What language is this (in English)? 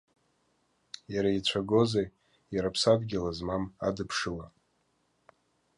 Abkhazian